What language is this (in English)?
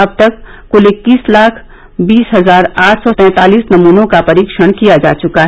Hindi